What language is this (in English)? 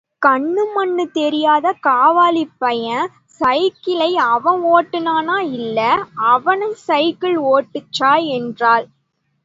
Tamil